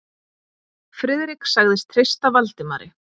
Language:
Icelandic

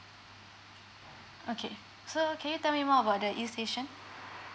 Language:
English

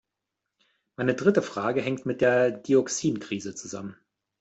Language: German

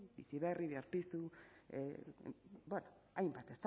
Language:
Basque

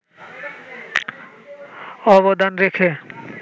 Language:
Bangla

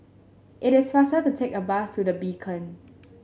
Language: English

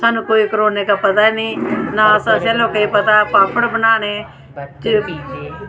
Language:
Dogri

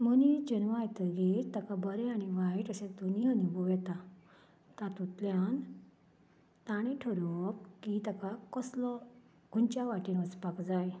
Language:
Konkani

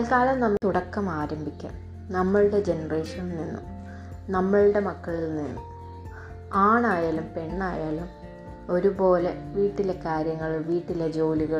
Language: Malayalam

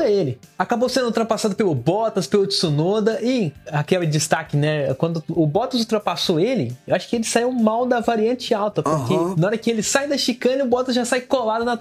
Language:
Portuguese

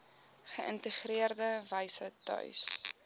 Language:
Afrikaans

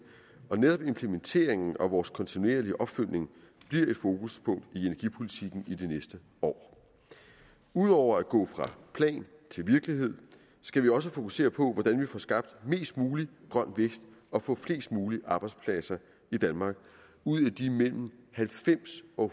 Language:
Danish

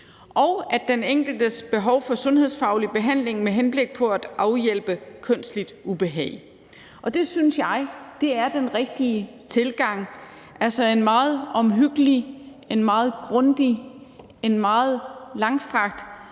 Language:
Danish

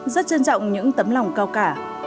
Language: Vietnamese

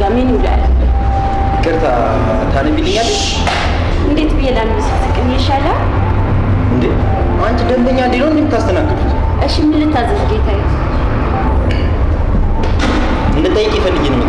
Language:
Amharic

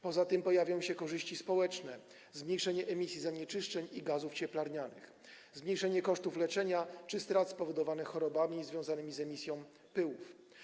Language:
Polish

